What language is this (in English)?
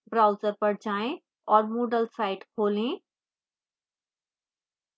Hindi